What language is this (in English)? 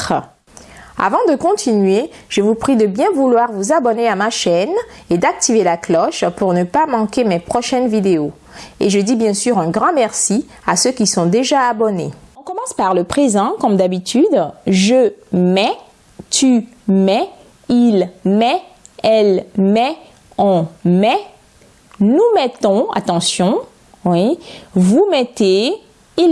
French